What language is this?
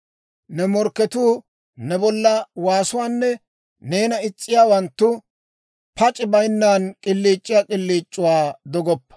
Dawro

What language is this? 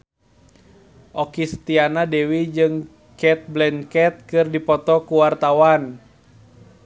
Sundanese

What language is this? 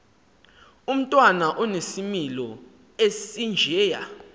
Xhosa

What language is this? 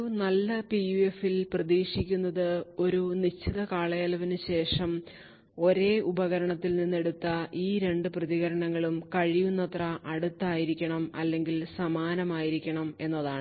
Malayalam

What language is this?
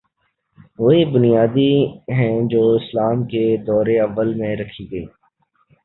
Urdu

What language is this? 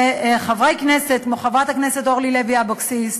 Hebrew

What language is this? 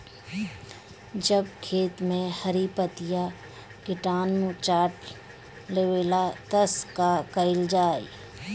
Bhojpuri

